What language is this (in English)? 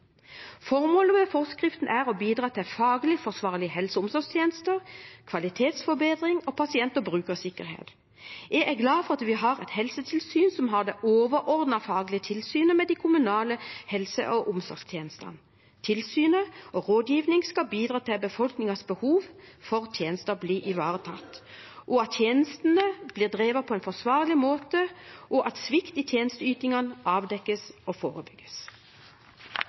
Norwegian Bokmål